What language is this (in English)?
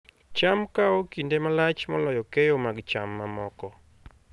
Luo (Kenya and Tanzania)